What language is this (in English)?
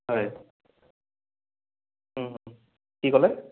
Assamese